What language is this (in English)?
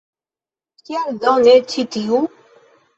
Esperanto